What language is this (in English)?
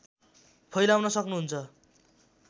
Nepali